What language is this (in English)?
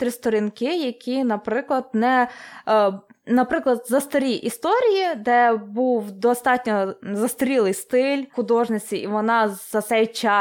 Ukrainian